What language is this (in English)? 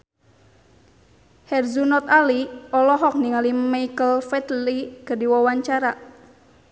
Sundanese